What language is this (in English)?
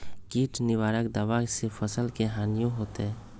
Magahi